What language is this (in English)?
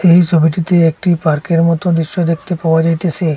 Bangla